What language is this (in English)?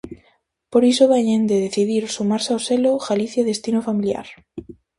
Galician